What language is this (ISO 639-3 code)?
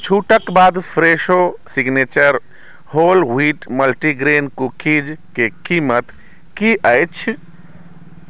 mai